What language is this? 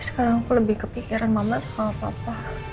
Indonesian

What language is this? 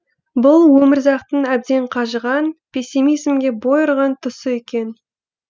Kazakh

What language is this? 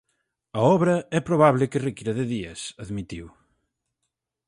Galician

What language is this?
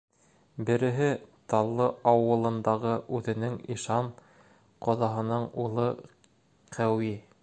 Bashkir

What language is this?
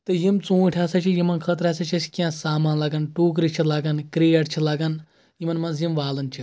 Kashmiri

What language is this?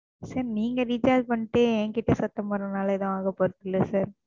Tamil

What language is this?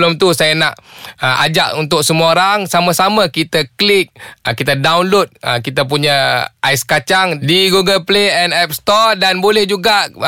Malay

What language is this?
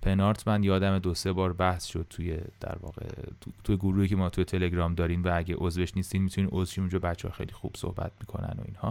Persian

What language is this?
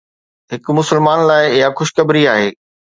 Sindhi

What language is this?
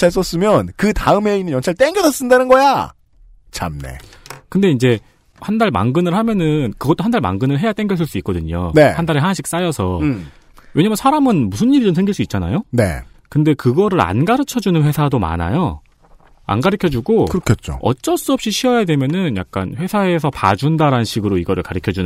Korean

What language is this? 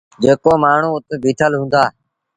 Sindhi Bhil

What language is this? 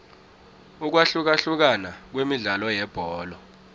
South Ndebele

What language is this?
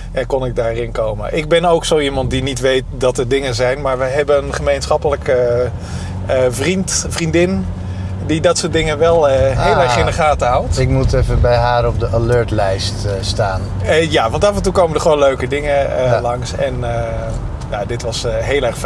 Dutch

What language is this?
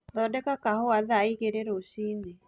Kikuyu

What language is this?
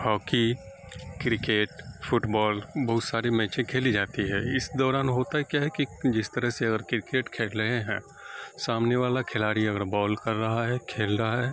Urdu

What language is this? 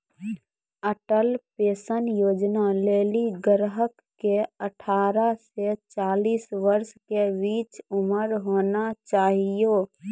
Maithili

